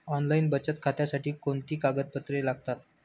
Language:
Marathi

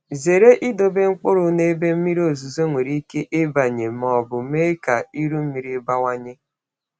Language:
Igbo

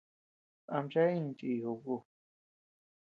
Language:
Tepeuxila Cuicatec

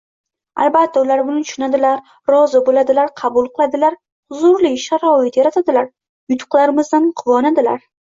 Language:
Uzbek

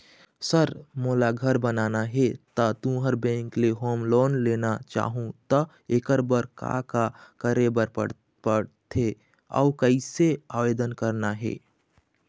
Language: Chhattisgarhi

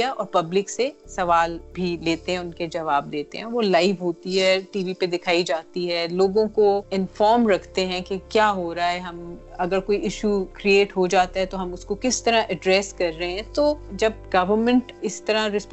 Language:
Urdu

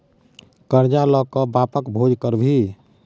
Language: Maithili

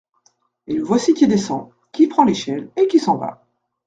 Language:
French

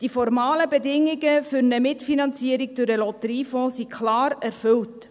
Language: Swiss German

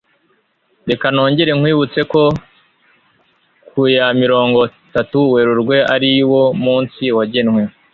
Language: Kinyarwanda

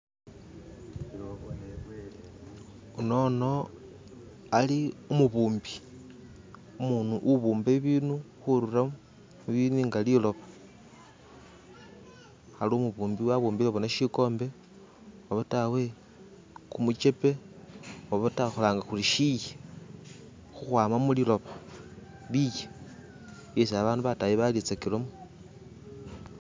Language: Masaaba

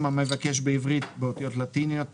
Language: Hebrew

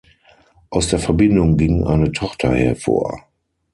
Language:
German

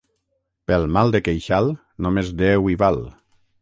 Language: Catalan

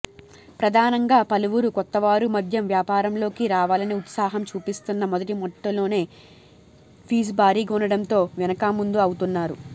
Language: Telugu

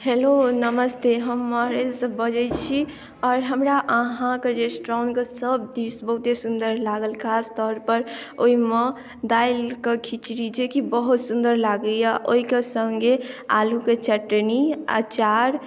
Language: Maithili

